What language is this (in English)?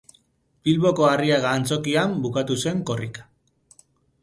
Basque